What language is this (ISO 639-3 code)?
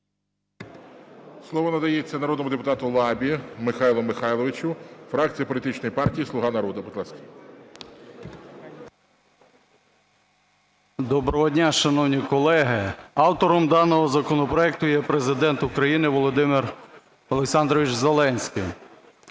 ukr